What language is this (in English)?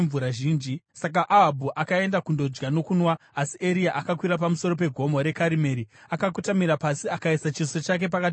Shona